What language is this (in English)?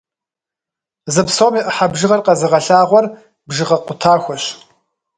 Kabardian